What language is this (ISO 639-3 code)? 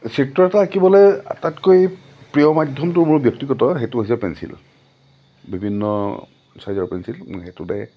asm